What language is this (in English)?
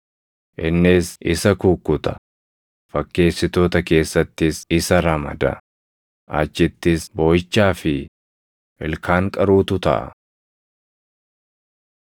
Oromo